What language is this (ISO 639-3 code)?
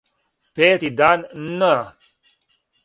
srp